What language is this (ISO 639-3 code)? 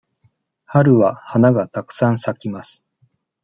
jpn